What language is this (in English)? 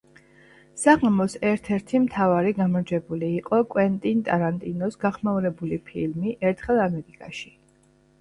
Georgian